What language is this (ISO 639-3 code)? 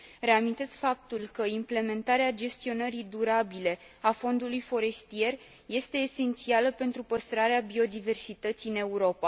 ron